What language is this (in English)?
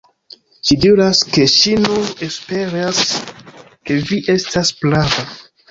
Esperanto